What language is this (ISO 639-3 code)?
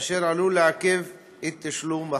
heb